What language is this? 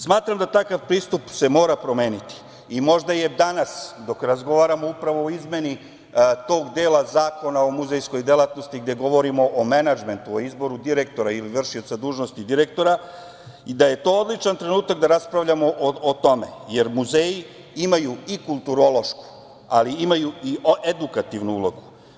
Serbian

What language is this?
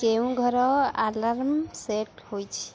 Odia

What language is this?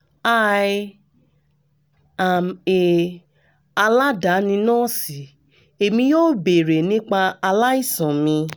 Yoruba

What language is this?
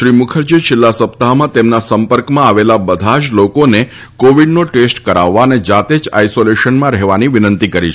Gujarati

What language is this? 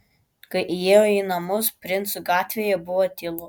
Lithuanian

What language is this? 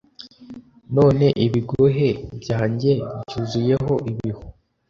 Kinyarwanda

